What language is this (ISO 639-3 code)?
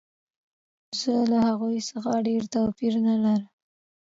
pus